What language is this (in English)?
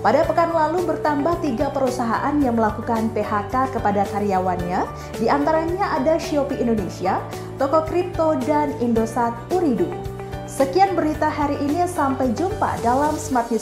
Indonesian